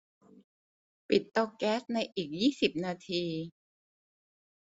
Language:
Thai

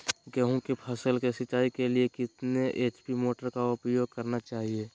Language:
Magahi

